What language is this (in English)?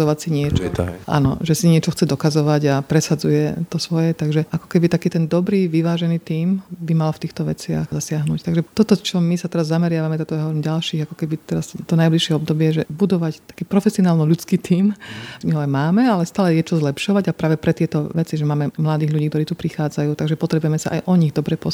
Slovak